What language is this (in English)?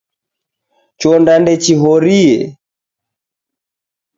Taita